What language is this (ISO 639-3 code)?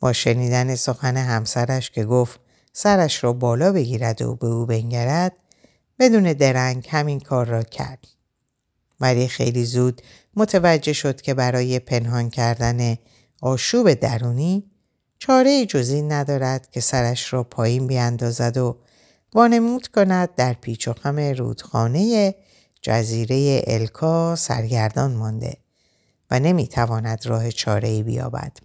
fas